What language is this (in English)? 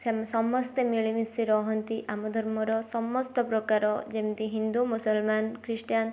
Odia